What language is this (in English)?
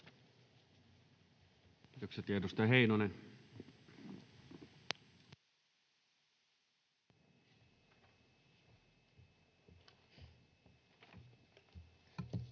Finnish